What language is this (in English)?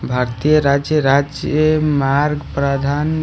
Hindi